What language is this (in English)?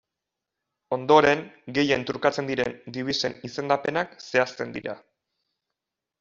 Basque